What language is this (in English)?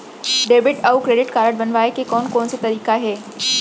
Chhattisgarhi